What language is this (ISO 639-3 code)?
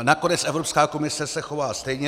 ces